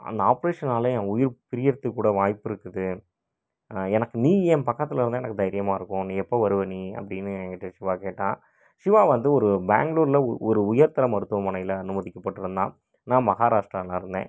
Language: Tamil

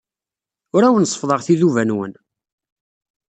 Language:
Kabyle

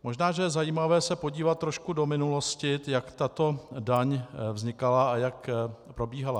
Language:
Czech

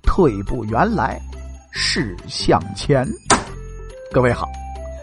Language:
Chinese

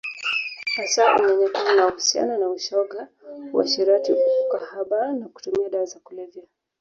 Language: Swahili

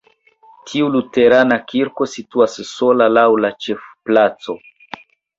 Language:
Esperanto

